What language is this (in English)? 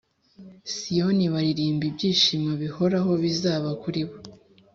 Kinyarwanda